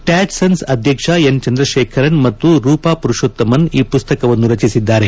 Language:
Kannada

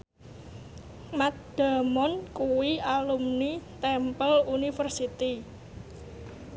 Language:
Javanese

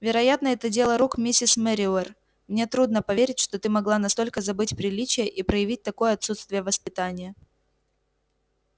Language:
Russian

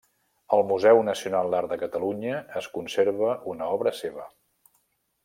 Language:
Catalan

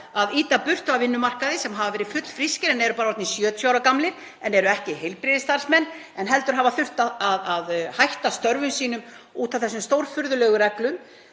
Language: Icelandic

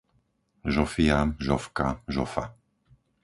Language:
Slovak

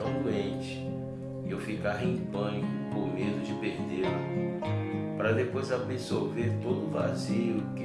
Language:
Portuguese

